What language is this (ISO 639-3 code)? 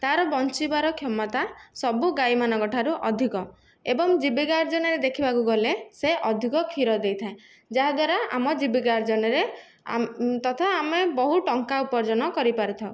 ori